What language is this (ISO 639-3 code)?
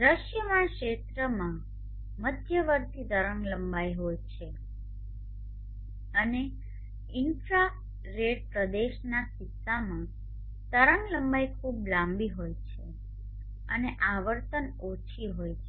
guj